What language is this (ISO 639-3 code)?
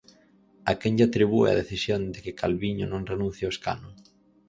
glg